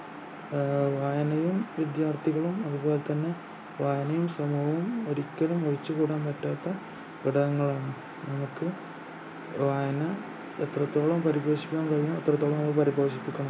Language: Malayalam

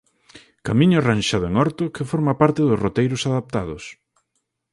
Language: Galician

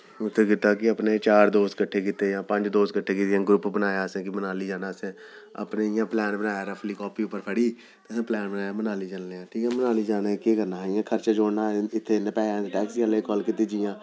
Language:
Dogri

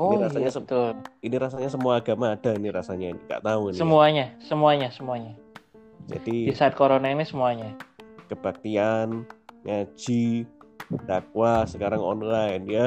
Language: Indonesian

